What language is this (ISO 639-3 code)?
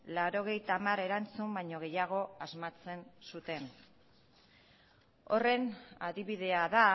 eus